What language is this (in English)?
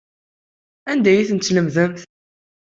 Kabyle